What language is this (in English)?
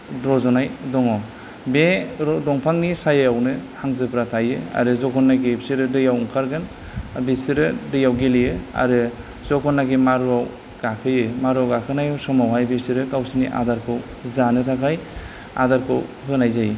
Bodo